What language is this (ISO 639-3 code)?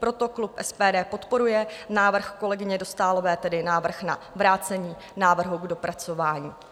ces